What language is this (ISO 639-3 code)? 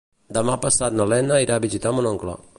cat